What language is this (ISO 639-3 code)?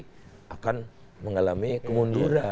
ind